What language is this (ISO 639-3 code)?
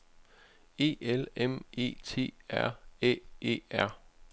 dan